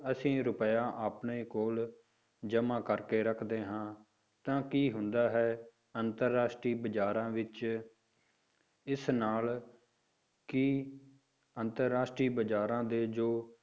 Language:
Punjabi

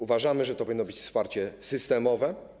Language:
Polish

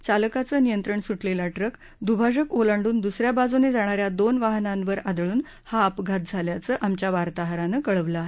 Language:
Marathi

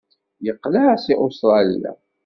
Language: Kabyle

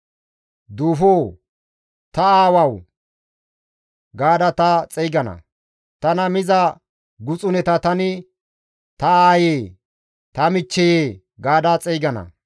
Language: Gamo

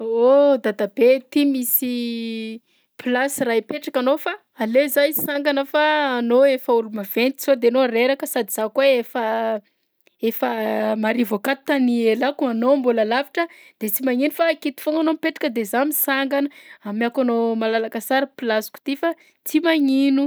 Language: Southern Betsimisaraka Malagasy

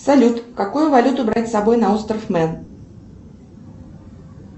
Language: Russian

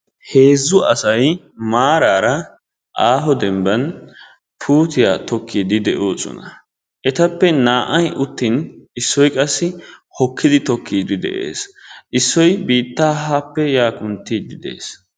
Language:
Wolaytta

